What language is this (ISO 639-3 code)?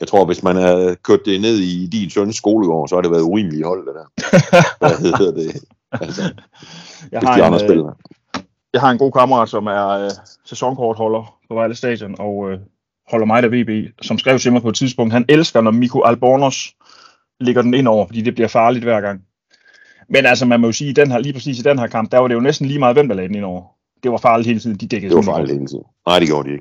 dan